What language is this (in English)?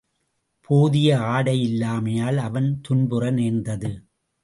Tamil